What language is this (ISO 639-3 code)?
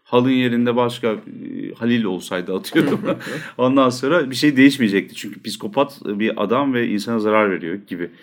tur